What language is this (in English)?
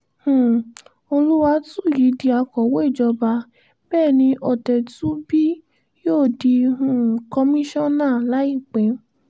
Yoruba